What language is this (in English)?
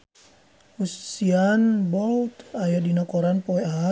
Sundanese